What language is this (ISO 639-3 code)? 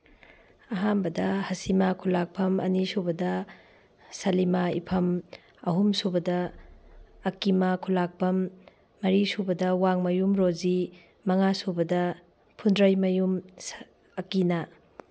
mni